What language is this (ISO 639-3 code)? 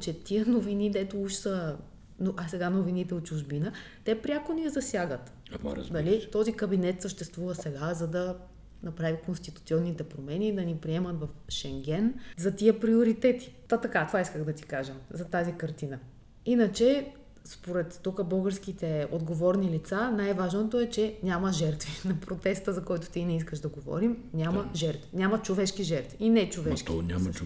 bul